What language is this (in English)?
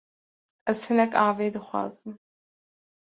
Kurdish